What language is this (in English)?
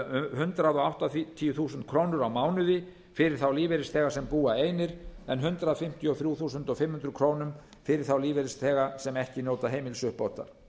Icelandic